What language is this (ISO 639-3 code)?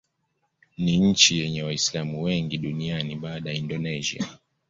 swa